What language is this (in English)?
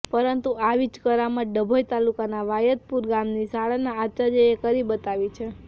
Gujarati